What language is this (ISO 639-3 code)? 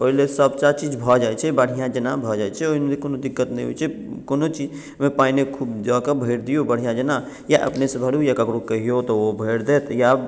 mai